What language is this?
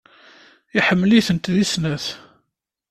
Kabyle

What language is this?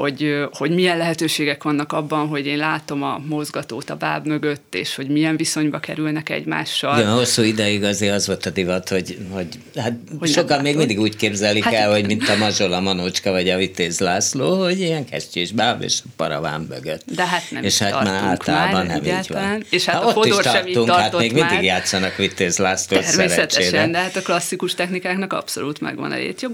Hungarian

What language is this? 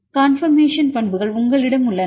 Tamil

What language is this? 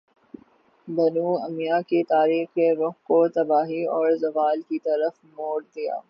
Urdu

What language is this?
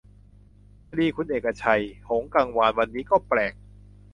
Thai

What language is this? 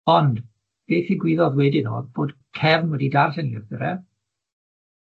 Welsh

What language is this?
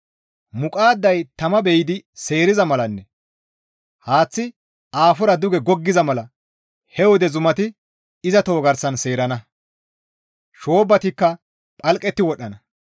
Gamo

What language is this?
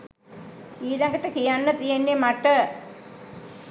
Sinhala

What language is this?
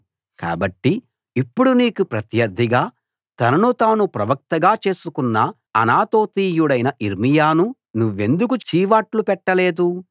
Telugu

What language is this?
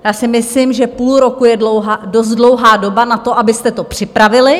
Czech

